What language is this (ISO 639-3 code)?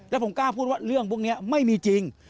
tha